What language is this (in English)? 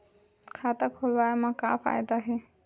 Chhattisgarhi